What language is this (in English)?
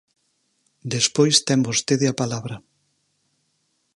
Galician